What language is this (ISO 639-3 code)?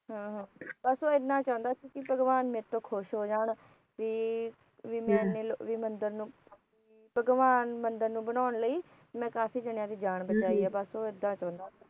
pan